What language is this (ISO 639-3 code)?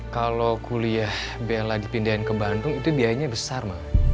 ind